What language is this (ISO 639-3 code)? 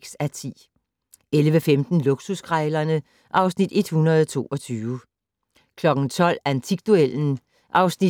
dan